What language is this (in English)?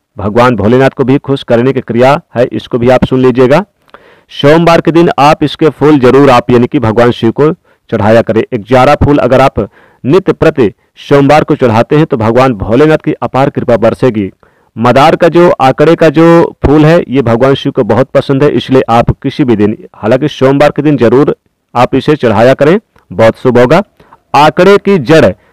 Hindi